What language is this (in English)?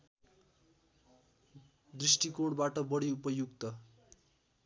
Nepali